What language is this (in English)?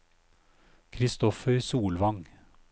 Norwegian